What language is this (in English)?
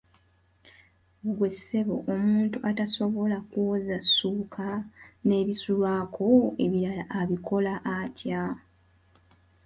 Ganda